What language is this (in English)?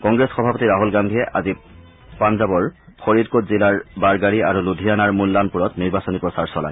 Assamese